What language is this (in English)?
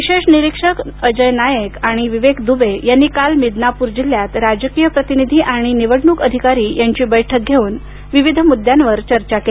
Marathi